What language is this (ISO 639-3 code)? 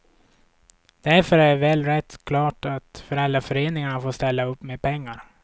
swe